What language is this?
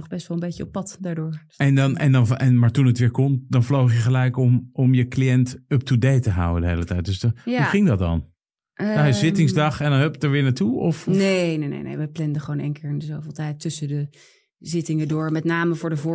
Dutch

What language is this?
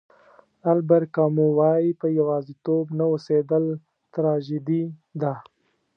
Pashto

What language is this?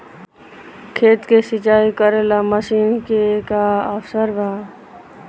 Bhojpuri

